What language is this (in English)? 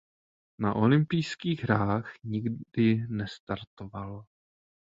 Czech